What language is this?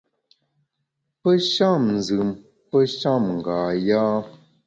Bamun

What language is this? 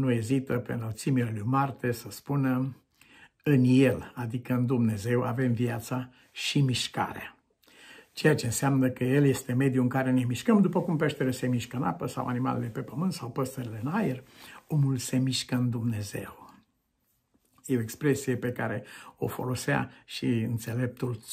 Romanian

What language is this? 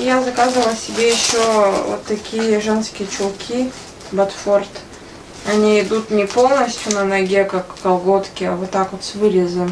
Russian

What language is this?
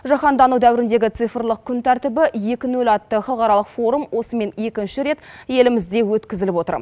Kazakh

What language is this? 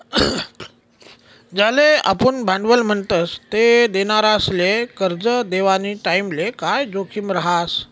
Marathi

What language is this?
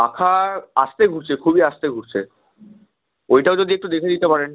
Bangla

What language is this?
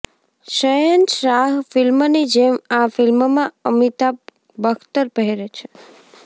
Gujarati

